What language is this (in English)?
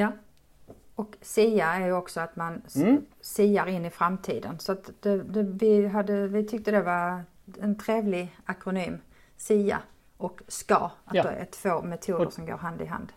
Swedish